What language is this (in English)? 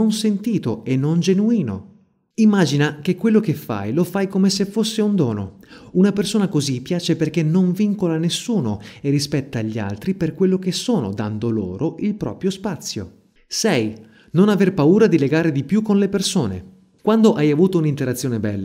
Italian